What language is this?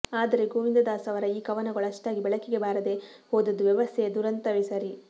Kannada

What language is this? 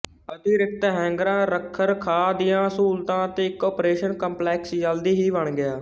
Punjabi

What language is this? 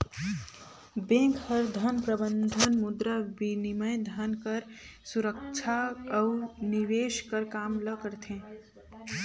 Chhattisgarhi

